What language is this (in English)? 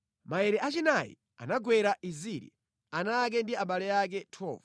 Nyanja